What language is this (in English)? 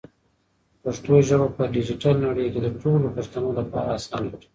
Pashto